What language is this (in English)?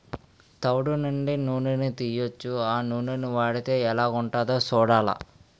Telugu